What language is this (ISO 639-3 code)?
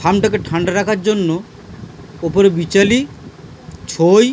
ben